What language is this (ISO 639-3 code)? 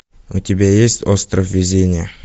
rus